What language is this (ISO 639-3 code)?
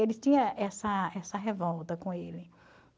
por